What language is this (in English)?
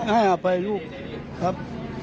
Thai